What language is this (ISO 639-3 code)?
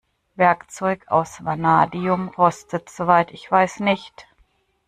deu